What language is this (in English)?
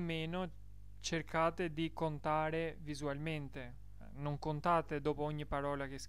Italian